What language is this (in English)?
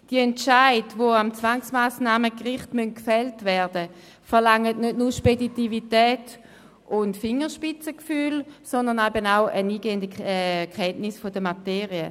Swiss German